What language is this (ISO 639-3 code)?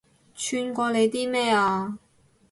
yue